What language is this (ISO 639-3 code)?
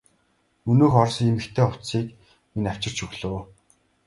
mon